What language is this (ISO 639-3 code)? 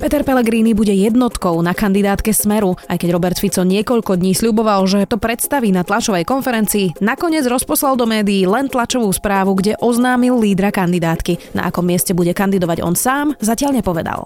slk